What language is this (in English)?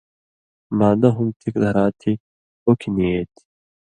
Indus Kohistani